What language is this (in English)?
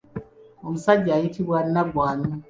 Ganda